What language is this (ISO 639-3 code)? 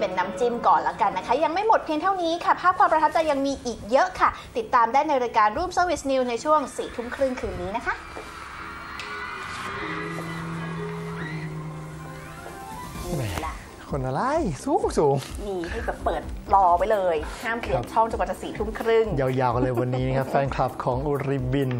tha